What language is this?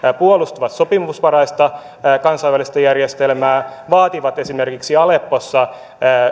Finnish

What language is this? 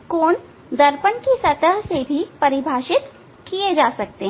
Hindi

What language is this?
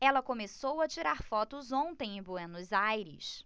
Portuguese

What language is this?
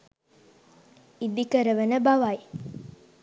Sinhala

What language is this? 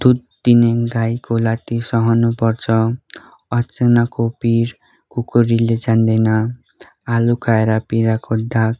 Nepali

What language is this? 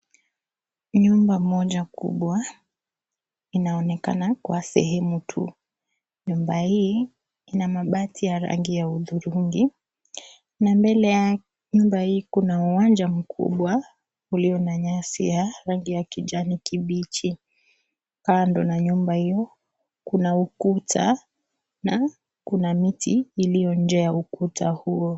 Swahili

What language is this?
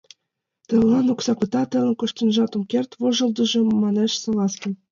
Mari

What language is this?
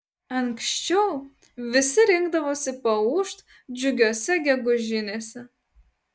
Lithuanian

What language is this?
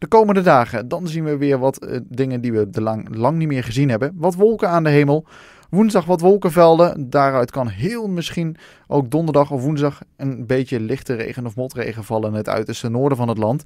Dutch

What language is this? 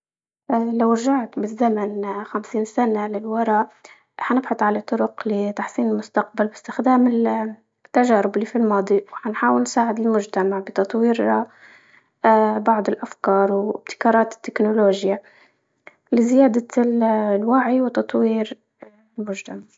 Libyan Arabic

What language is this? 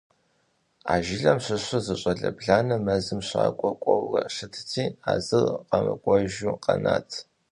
Kabardian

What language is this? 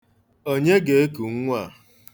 Igbo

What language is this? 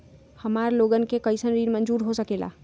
Magahi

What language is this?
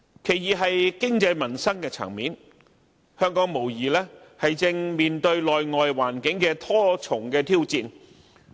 Cantonese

